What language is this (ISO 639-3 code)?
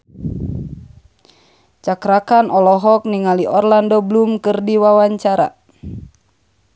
sun